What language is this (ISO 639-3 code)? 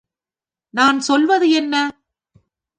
tam